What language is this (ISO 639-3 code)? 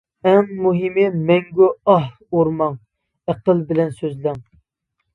uig